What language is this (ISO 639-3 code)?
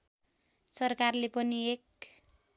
nep